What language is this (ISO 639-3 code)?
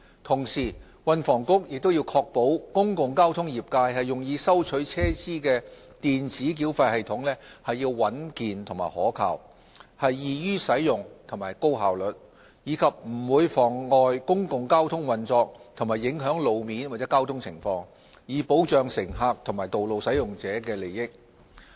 yue